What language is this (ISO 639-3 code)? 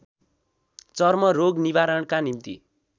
nep